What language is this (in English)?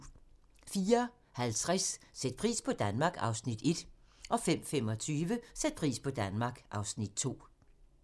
Danish